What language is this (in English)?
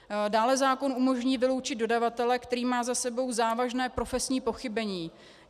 Czech